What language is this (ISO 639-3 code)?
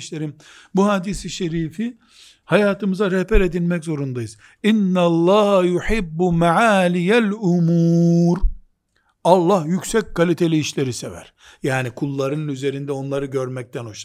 tur